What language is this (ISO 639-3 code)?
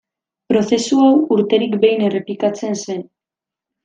eus